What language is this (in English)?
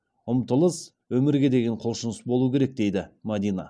Kazakh